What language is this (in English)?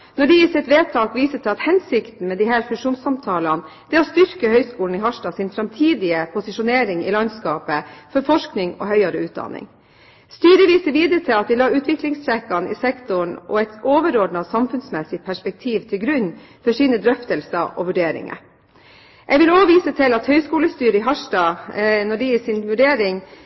Norwegian Bokmål